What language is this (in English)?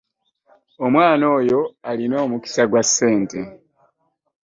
Ganda